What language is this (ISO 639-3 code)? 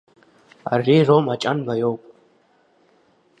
abk